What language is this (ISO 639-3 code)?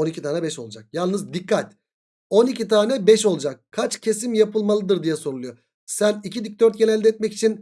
tur